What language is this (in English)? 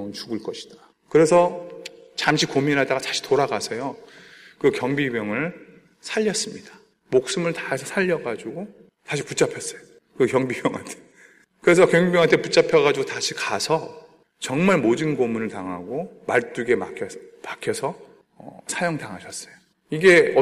Korean